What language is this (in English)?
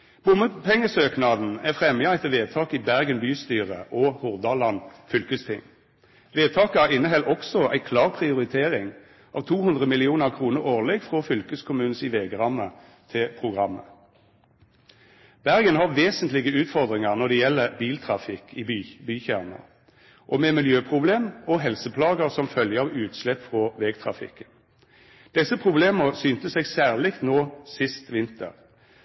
Norwegian Nynorsk